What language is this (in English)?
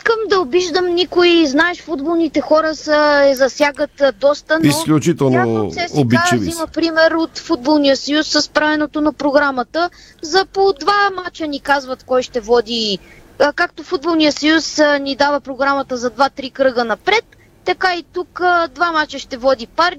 Bulgarian